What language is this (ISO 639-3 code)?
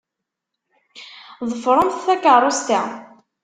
kab